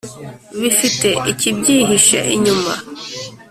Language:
Kinyarwanda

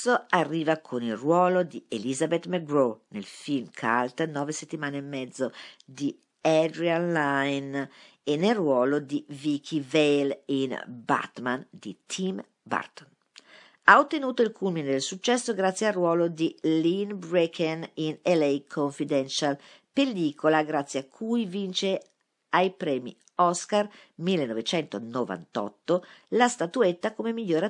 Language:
Italian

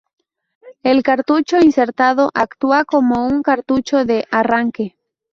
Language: Spanish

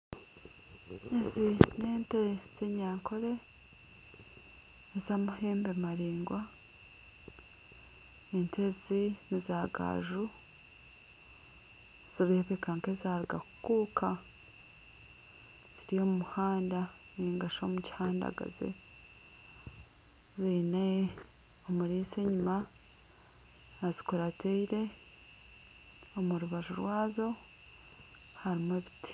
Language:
Nyankole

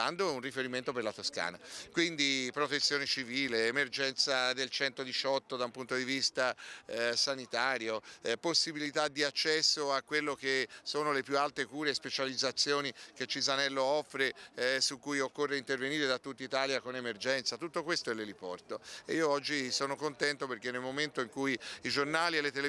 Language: Italian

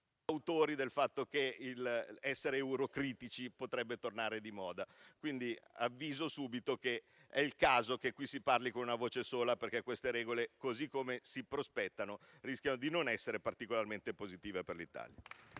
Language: Italian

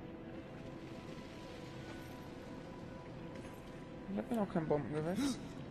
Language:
German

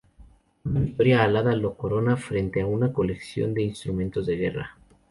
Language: Spanish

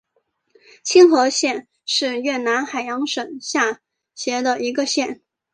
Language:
Chinese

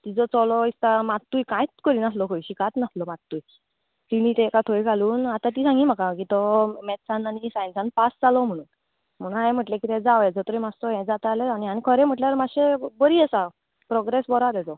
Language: Konkani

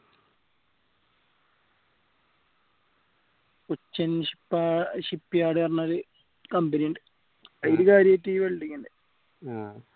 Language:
Malayalam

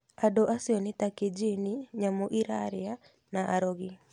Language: Kikuyu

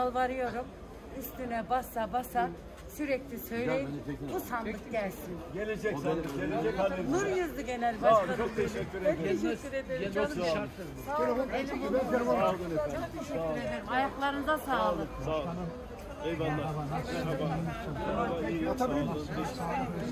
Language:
Turkish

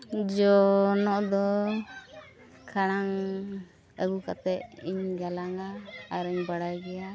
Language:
Santali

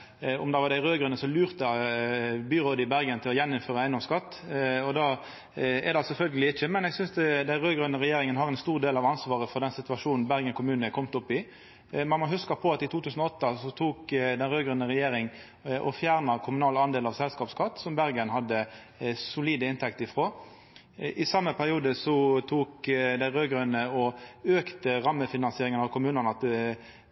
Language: Norwegian Nynorsk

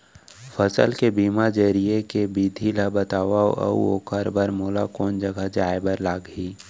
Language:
Chhattisgarhi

